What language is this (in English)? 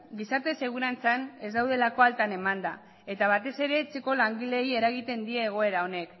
Basque